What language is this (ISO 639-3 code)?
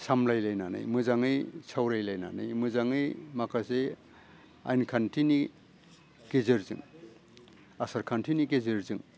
brx